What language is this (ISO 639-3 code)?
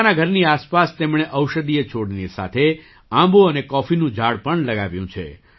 guj